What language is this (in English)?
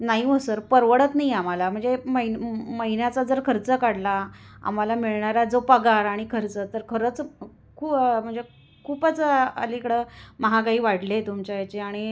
Marathi